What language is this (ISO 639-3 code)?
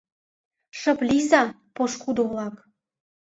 chm